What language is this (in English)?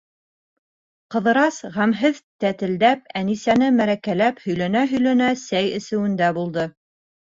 Bashkir